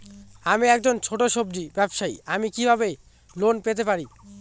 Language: Bangla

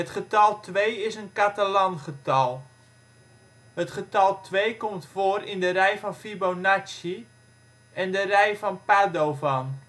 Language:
Dutch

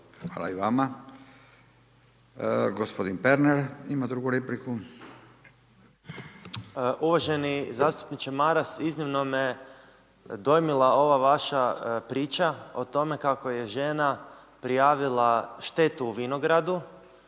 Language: Croatian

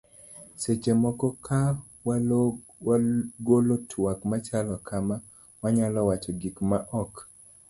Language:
Luo (Kenya and Tanzania)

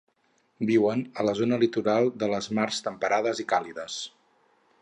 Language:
Catalan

